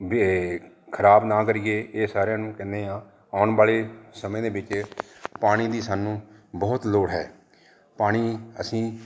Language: Punjabi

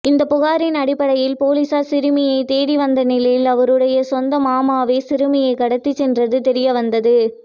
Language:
Tamil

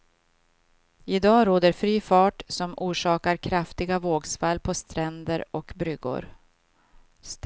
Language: Swedish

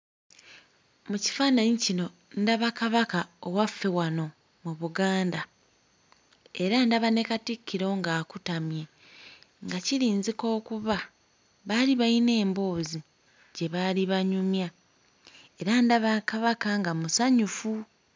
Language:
Ganda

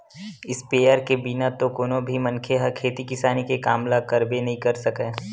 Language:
Chhattisgarhi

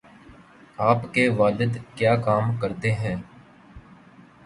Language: Urdu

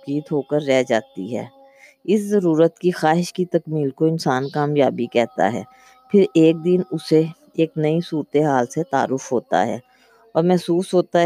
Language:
Urdu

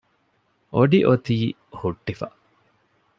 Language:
Divehi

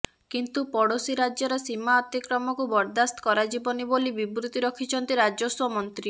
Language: Odia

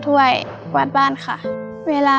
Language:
Thai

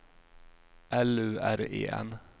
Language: Swedish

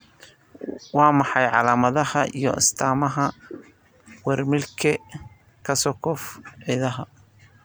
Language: Somali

